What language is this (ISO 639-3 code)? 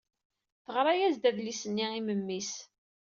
kab